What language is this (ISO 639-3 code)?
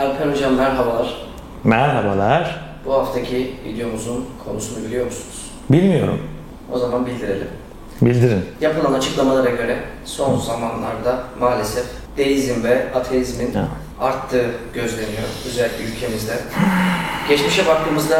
tur